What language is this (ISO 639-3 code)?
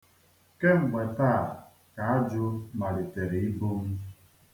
ibo